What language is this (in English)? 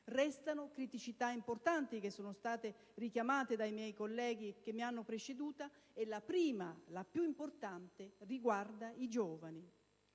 Italian